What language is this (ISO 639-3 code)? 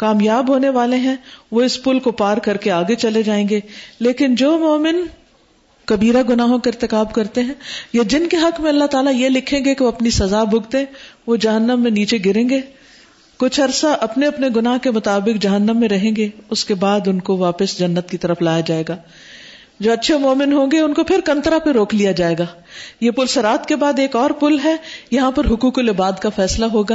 urd